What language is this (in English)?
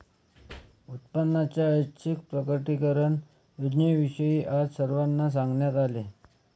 Marathi